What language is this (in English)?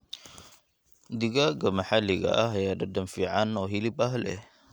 Somali